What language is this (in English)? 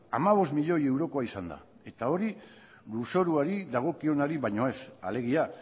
Basque